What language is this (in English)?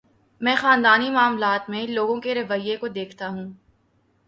Urdu